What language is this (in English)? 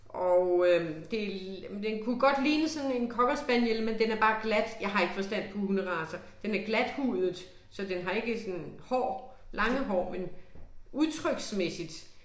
Danish